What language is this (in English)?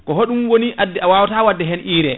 Fula